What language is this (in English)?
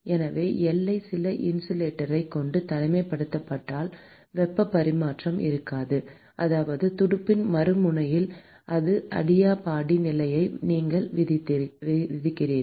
Tamil